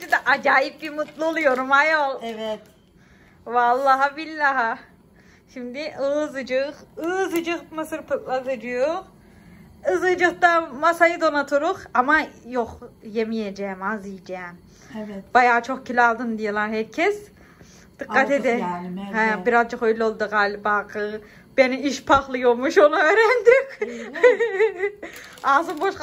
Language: Turkish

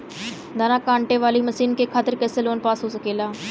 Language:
Bhojpuri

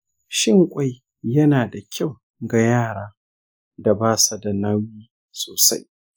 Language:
Hausa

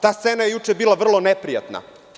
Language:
Serbian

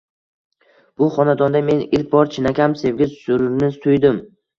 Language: Uzbek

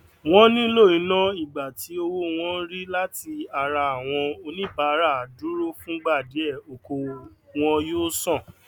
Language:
Yoruba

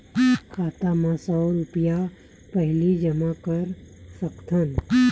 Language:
Chhattisgarhi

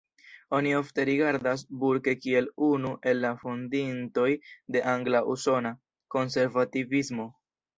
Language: Esperanto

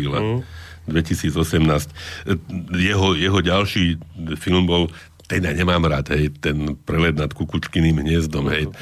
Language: Slovak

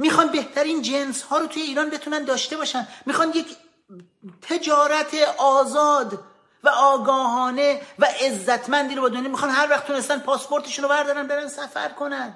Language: Persian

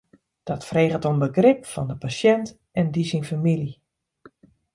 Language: Western Frisian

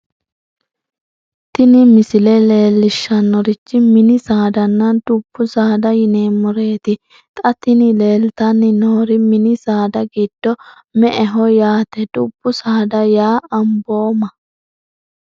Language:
Sidamo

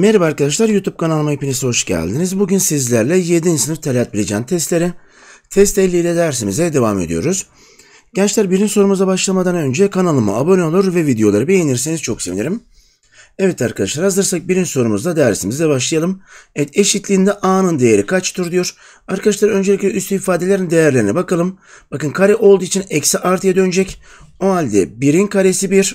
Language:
Turkish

